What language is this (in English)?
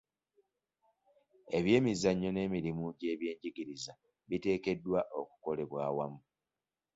Ganda